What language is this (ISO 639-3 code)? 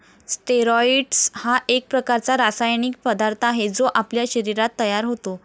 mar